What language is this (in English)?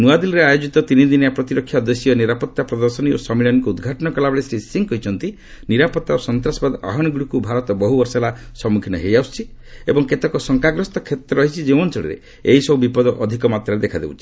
Odia